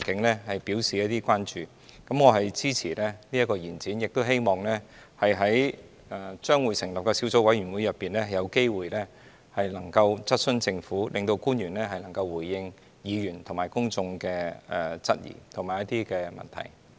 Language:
Cantonese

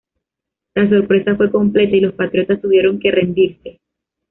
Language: Spanish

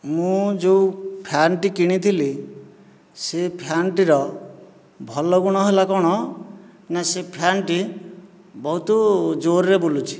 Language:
Odia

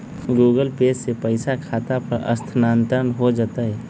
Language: Magahi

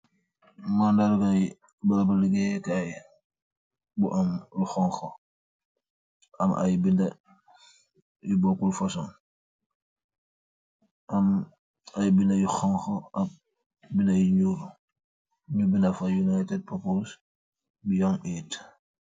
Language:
Wolof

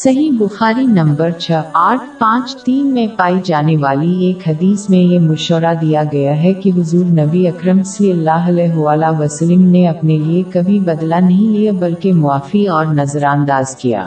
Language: Urdu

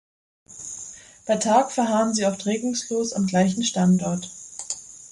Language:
German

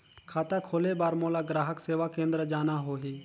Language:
Chhattisgarhi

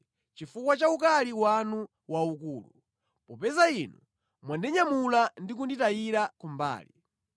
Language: Nyanja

